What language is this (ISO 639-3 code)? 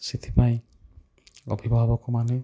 ori